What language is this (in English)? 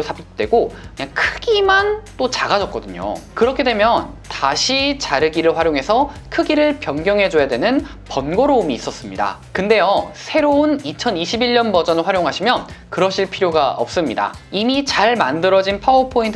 Korean